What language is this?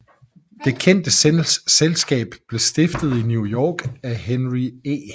Danish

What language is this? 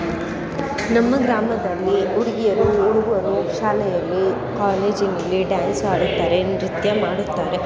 Kannada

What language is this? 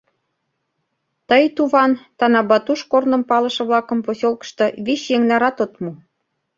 Mari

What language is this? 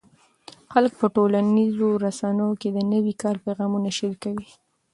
Pashto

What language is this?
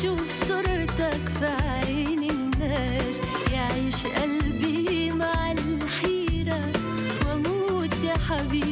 Arabic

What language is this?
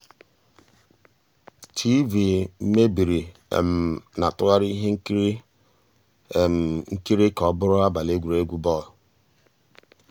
Igbo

